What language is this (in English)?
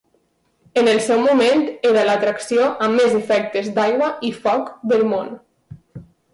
Catalan